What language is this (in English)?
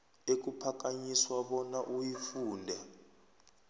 South Ndebele